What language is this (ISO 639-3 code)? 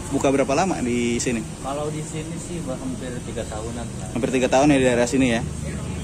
ind